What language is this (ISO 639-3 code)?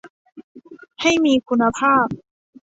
tha